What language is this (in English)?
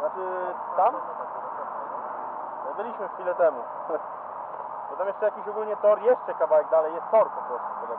Polish